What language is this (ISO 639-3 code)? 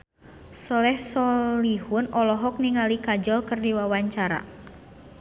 sun